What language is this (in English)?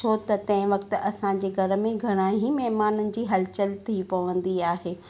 Sindhi